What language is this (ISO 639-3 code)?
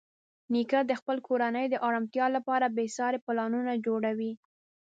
pus